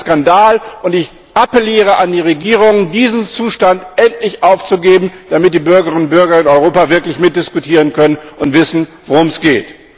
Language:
German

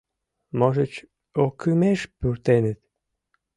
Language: Mari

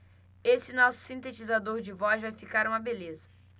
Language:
Portuguese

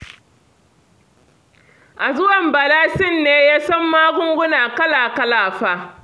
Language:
Hausa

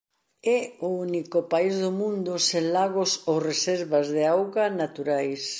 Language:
Galician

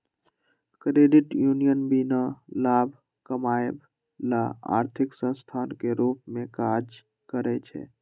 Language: Magahi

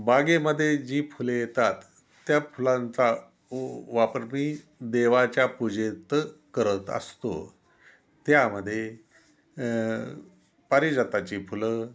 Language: Marathi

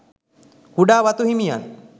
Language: Sinhala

